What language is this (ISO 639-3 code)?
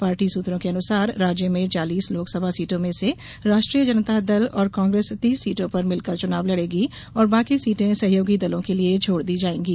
hin